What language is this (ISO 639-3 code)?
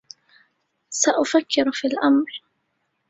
ara